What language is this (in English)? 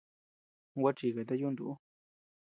Tepeuxila Cuicatec